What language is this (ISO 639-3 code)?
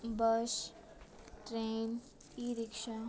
mai